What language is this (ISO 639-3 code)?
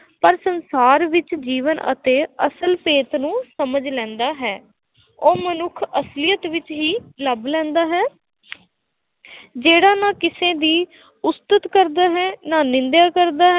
pan